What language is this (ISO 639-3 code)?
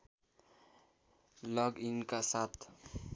nep